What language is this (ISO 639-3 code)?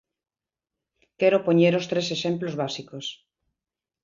glg